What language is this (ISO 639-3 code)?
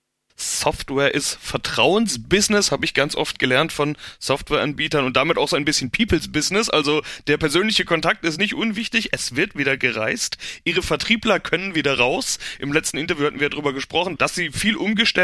deu